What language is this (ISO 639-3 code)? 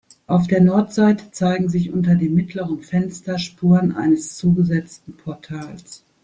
deu